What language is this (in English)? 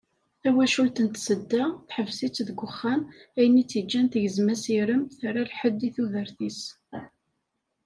Kabyle